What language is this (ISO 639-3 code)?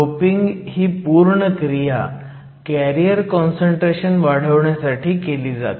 mar